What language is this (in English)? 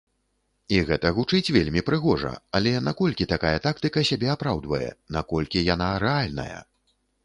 Belarusian